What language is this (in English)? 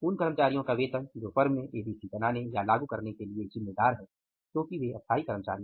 Hindi